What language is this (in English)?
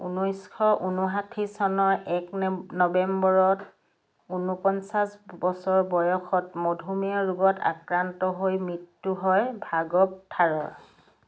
Assamese